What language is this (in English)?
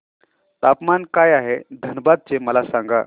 Marathi